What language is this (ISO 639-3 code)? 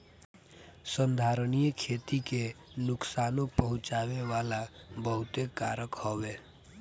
bho